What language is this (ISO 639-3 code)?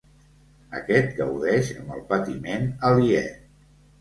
cat